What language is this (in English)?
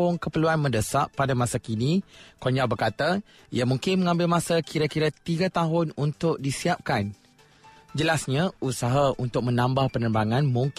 Malay